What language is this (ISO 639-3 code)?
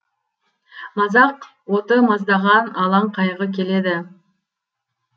kaz